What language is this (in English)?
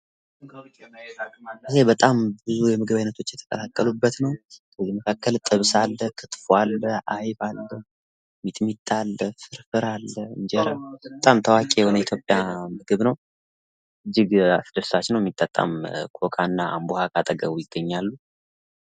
Amharic